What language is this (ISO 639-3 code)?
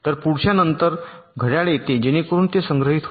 mar